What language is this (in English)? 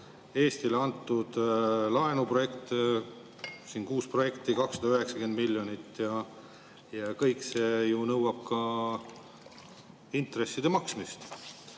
Estonian